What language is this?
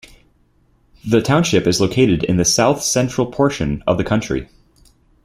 English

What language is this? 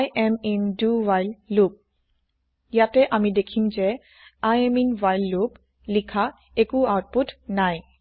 Assamese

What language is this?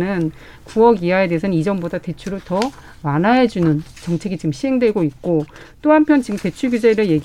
Korean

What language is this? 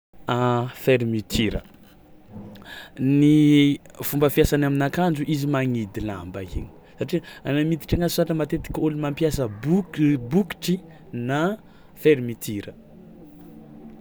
Tsimihety Malagasy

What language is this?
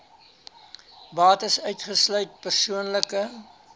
Afrikaans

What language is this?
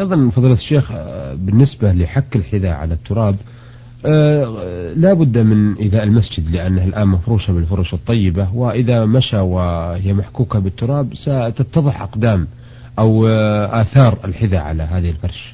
Arabic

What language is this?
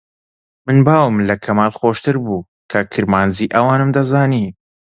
Central Kurdish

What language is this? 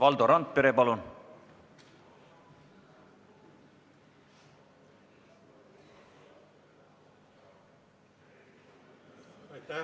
Estonian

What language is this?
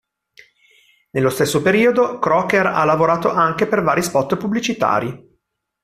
Italian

